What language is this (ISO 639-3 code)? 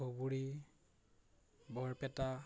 asm